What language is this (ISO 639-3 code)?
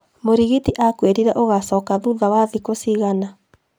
kik